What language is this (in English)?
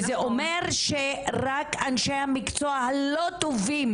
Hebrew